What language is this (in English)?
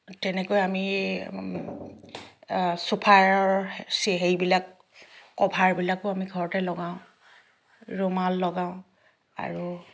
Assamese